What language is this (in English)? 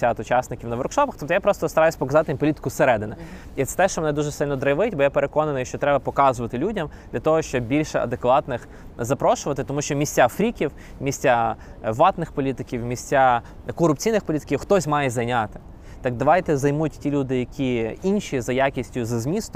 Ukrainian